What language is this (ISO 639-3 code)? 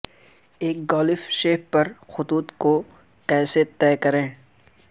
urd